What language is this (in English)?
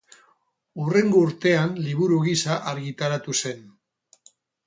Basque